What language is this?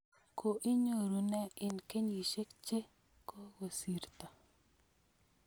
Kalenjin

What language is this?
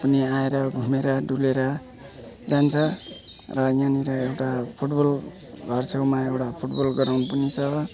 Nepali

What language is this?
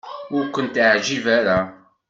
Kabyle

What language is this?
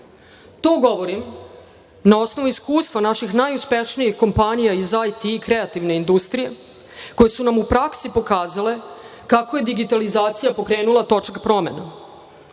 Serbian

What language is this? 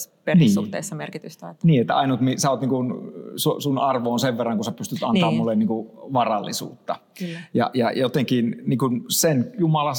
Finnish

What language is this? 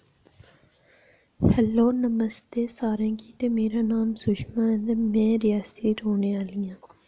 Dogri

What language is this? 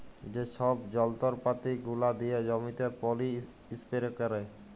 Bangla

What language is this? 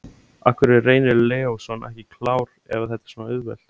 Icelandic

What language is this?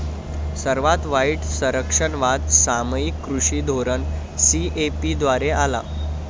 Marathi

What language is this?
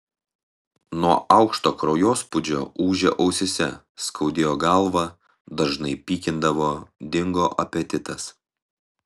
Lithuanian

